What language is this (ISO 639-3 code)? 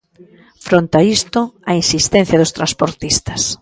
glg